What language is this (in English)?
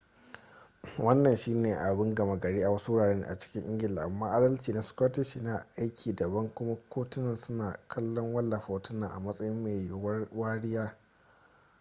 Hausa